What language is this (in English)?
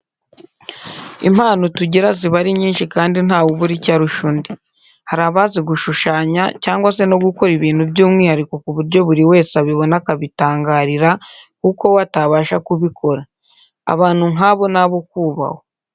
Kinyarwanda